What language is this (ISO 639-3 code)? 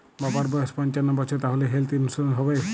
ben